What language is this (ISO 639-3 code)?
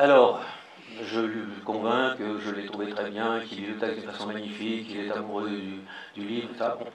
fra